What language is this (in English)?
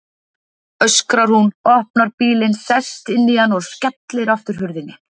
Icelandic